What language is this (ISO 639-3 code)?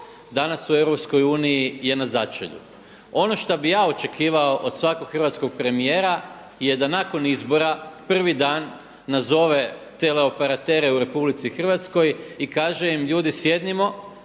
hrv